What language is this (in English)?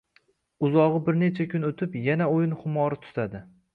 Uzbek